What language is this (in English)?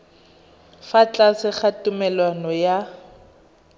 Tswana